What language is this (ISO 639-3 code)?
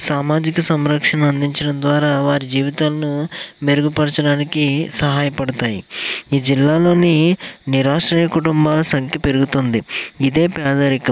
tel